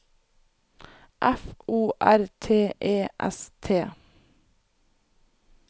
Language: Norwegian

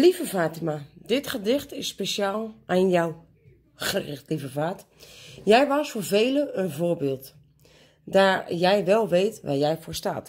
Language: Dutch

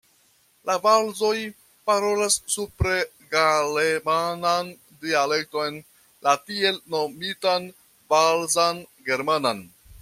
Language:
Esperanto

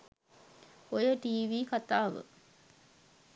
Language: Sinhala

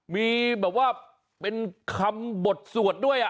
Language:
Thai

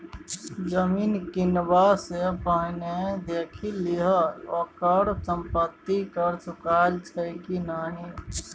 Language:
Maithili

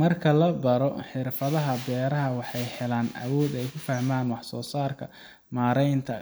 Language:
Somali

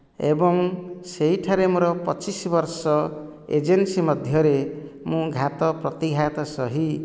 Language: Odia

